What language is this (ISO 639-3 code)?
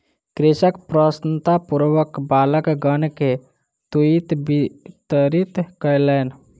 mai